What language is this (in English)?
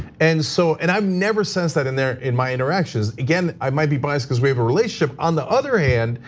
English